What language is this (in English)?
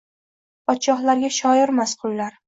Uzbek